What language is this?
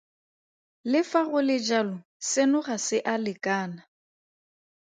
Tswana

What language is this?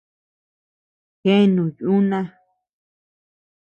Tepeuxila Cuicatec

